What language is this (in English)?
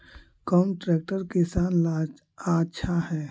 Magahi